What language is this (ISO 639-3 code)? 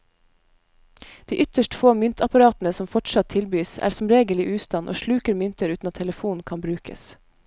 nor